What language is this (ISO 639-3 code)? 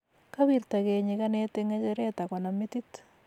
kln